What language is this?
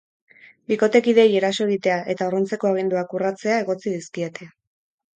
Basque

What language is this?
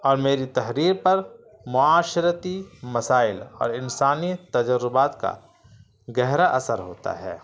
Urdu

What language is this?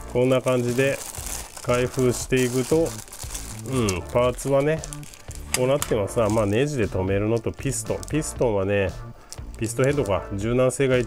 Japanese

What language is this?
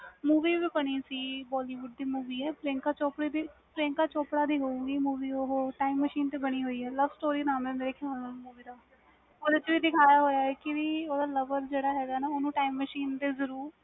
Punjabi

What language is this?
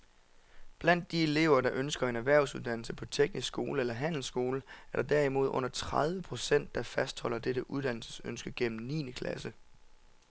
Danish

